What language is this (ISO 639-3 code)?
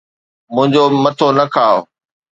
snd